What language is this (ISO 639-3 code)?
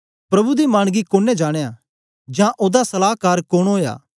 doi